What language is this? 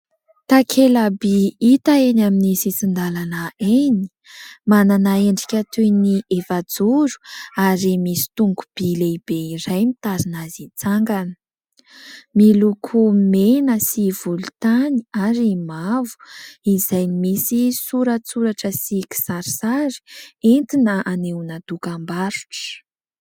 Malagasy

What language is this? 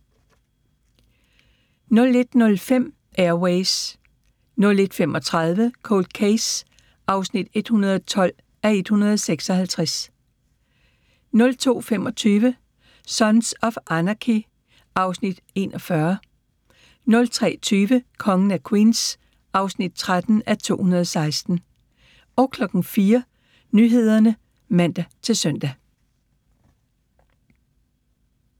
Danish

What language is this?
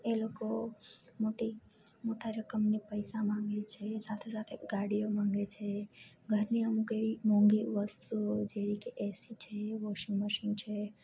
Gujarati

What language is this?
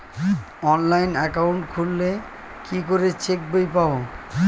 Bangla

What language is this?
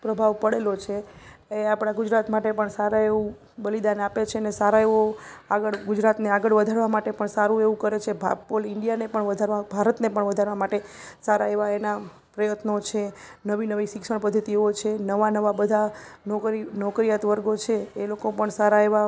Gujarati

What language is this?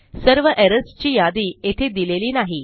Marathi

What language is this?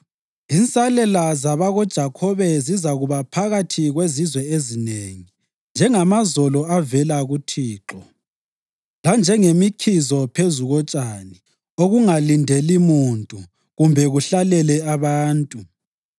North Ndebele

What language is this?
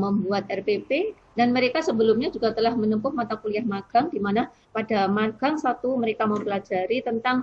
Indonesian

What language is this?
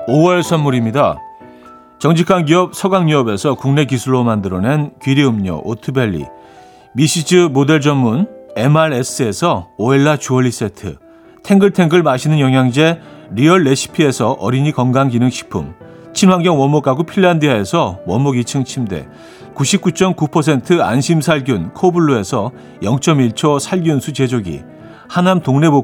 Korean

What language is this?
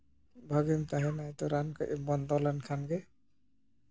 Santali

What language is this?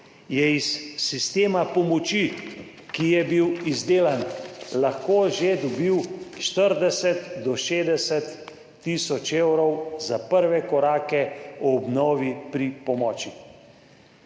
Slovenian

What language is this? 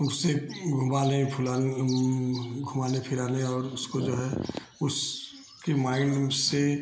Hindi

